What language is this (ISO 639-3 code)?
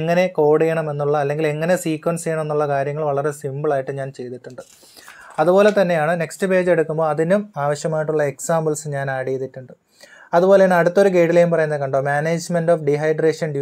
mal